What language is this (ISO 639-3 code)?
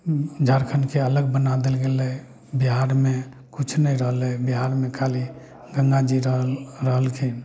mai